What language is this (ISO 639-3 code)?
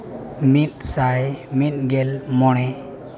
sat